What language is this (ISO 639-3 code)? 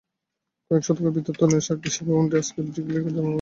ben